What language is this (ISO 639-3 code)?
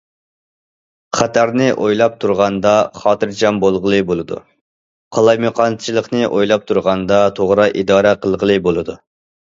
uig